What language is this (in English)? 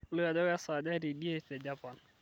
Masai